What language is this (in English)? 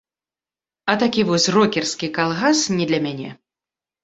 Belarusian